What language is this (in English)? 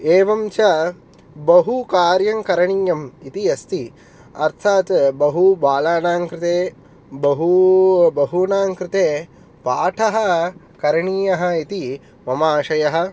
Sanskrit